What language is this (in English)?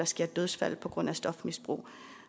Danish